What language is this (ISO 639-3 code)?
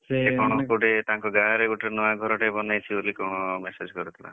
ori